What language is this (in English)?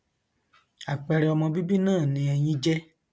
Yoruba